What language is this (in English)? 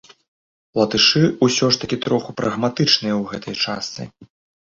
Belarusian